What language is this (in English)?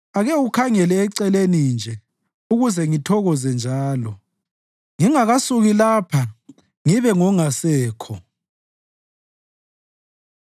North Ndebele